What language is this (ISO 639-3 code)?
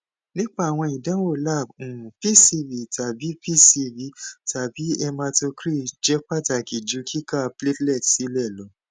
yor